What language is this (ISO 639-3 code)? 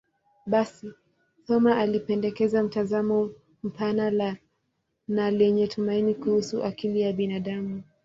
swa